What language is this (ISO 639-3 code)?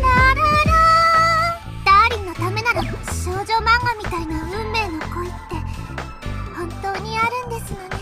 jpn